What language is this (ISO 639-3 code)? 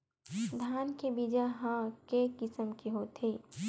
hne